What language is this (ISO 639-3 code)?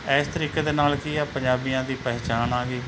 pan